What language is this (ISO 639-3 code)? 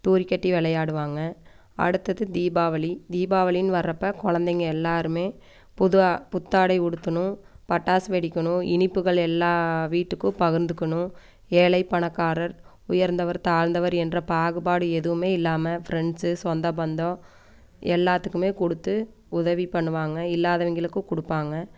tam